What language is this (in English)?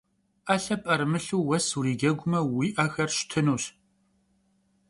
Kabardian